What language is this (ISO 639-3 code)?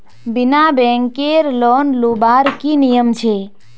mag